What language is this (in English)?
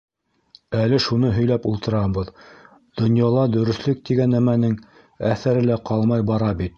Bashkir